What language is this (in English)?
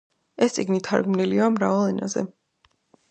Georgian